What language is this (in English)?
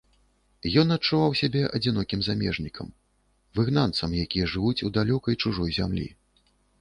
Belarusian